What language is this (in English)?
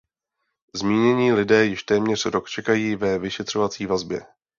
Czech